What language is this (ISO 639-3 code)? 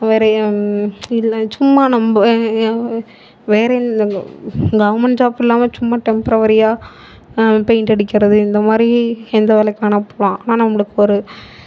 tam